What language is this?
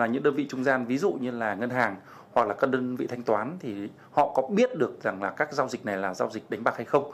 Vietnamese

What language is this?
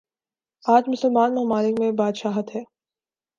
Urdu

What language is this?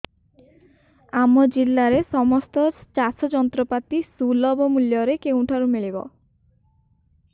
Odia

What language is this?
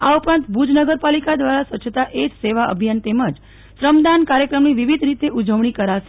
Gujarati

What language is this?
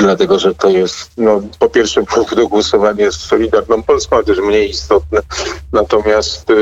Polish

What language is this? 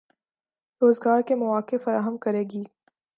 Urdu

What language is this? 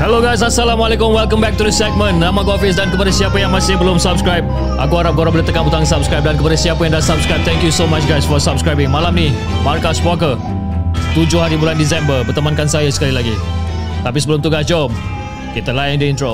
Malay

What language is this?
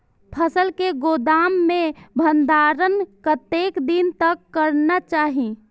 Maithili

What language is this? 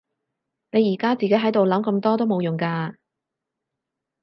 Cantonese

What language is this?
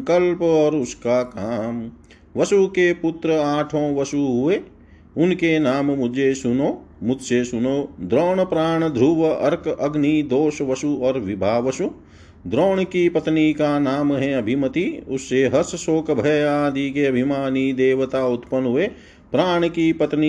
Hindi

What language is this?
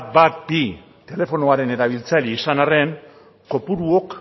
Basque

